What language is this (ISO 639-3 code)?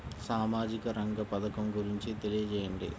tel